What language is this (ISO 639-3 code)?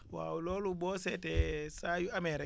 wol